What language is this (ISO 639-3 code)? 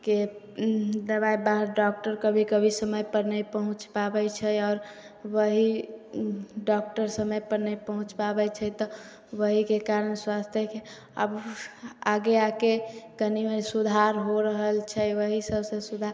mai